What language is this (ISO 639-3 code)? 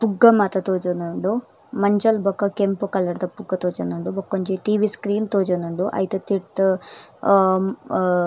tcy